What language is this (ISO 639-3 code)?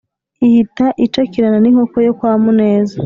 kin